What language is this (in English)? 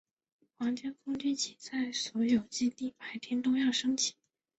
Chinese